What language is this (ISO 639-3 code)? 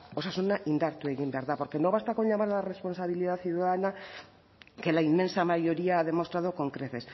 spa